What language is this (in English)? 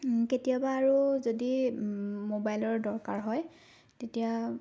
Assamese